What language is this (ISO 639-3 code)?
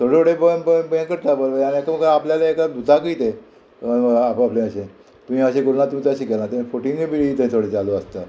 kok